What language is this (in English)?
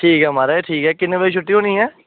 Dogri